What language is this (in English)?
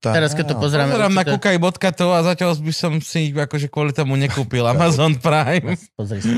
Slovak